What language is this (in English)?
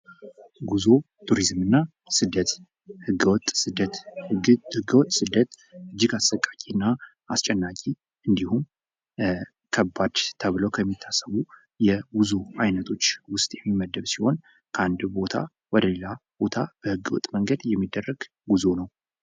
Amharic